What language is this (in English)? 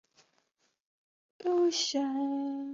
Chinese